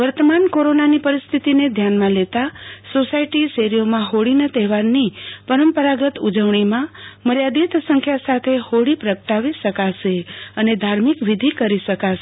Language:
Gujarati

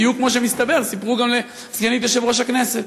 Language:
Hebrew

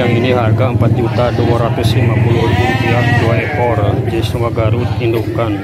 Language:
Indonesian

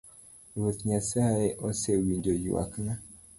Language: Luo (Kenya and Tanzania)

